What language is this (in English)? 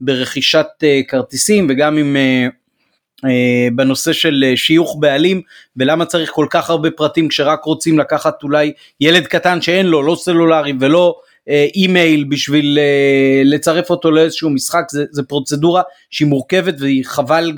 Hebrew